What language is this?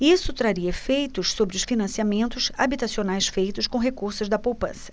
Portuguese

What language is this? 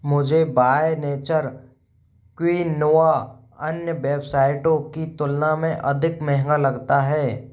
Hindi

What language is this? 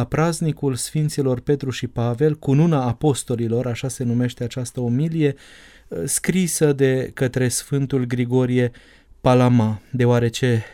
Romanian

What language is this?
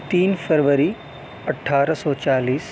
Urdu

